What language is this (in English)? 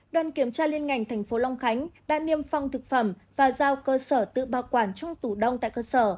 Vietnamese